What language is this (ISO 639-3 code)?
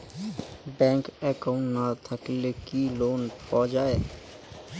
ben